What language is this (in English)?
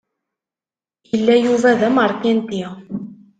Kabyle